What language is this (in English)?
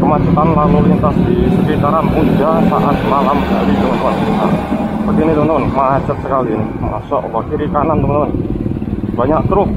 Indonesian